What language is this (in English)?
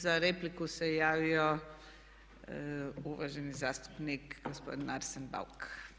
Croatian